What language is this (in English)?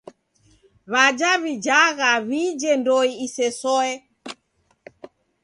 Taita